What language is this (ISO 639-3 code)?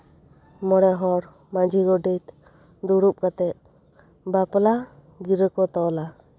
sat